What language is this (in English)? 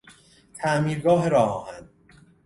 Persian